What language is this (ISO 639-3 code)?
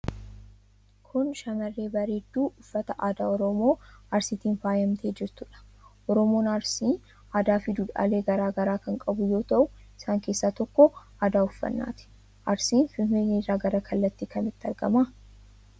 orm